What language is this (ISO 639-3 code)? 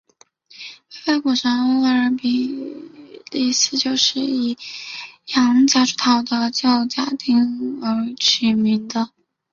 zho